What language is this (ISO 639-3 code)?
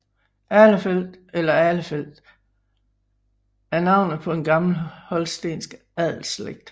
dan